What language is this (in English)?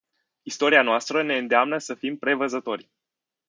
Romanian